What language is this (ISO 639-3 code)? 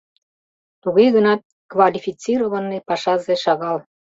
chm